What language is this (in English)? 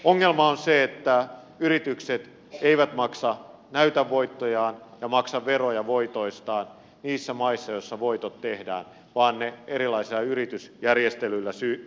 Finnish